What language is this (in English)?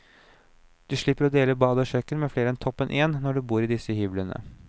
Norwegian